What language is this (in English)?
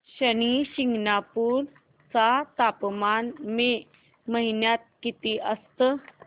Marathi